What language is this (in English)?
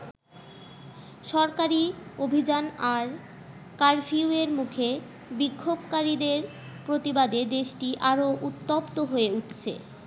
Bangla